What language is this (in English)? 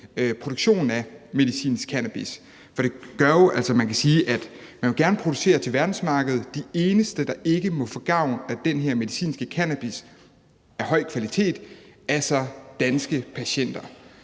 Danish